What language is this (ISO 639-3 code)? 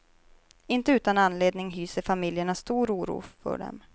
swe